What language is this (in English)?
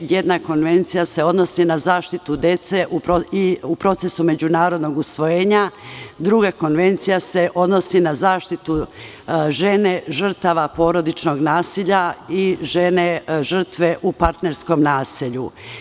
Serbian